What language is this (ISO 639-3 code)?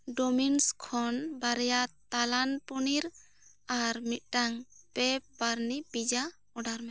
sat